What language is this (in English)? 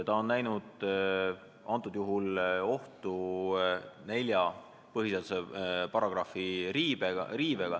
Estonian